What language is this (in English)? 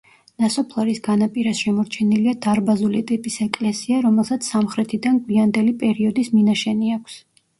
Georgian